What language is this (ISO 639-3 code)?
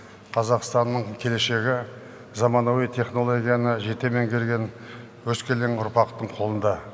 kaz